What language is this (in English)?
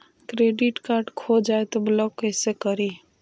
Magahi